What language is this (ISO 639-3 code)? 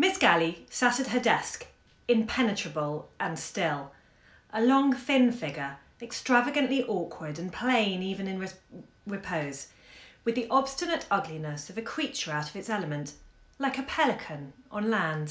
eng